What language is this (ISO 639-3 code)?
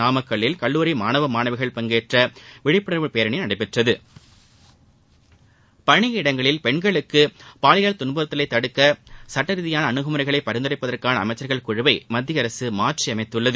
tam